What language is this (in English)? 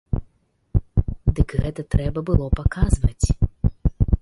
Belarusian